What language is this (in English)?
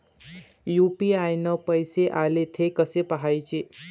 Marathi